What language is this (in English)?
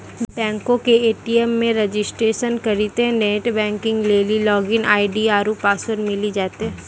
Maithili